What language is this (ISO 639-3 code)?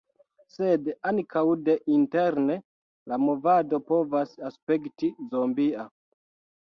epo